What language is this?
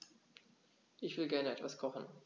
German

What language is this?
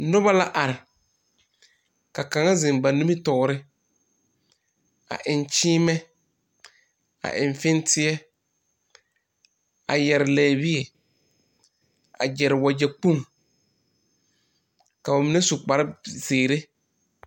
Southern Dagaare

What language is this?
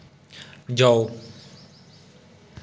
Dogri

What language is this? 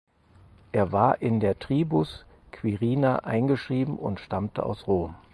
German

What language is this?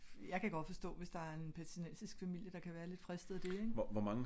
Danish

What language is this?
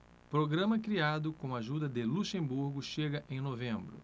Portuguese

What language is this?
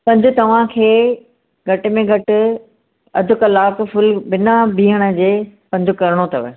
Sindhi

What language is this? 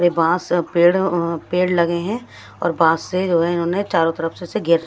Hindi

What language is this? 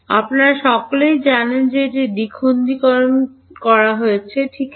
Bangla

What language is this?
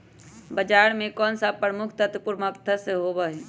Magahi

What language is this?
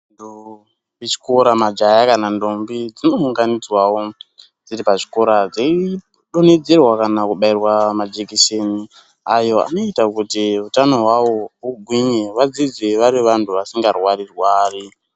Ndau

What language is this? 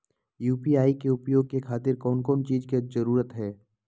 Magahi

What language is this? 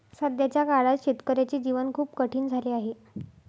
Marathi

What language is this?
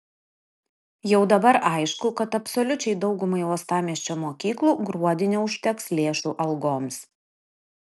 Lithuanian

